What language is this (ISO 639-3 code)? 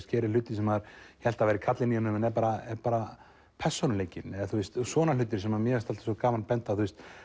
isl